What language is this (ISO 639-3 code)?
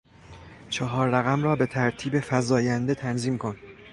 fas